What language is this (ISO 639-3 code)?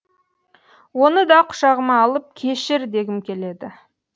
kaz